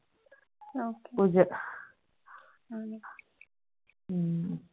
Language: Tamil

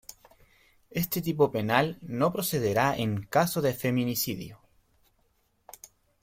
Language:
Spanish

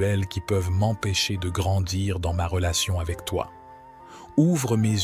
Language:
French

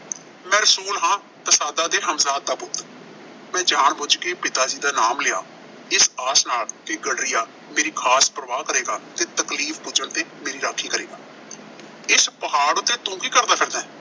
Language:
Punjabi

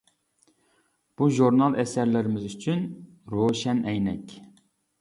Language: Uyghur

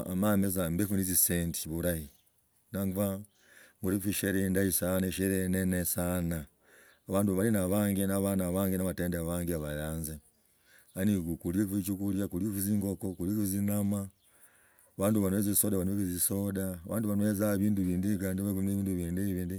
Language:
Logooli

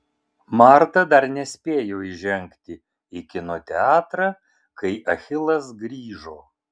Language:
Lithuanian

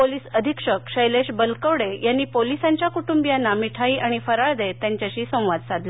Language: Marathi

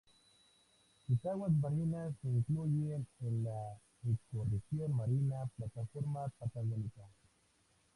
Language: Spanish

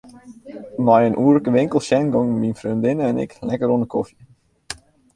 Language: Western Frisian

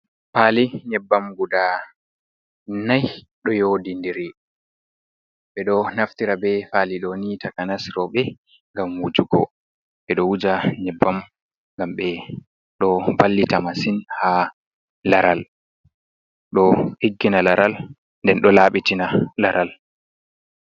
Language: Fula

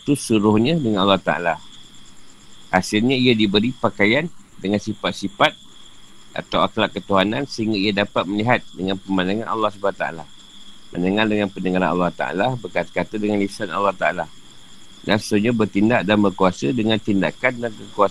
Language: Malay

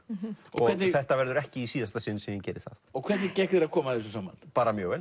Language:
Icelandic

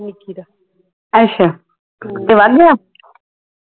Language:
Punjabi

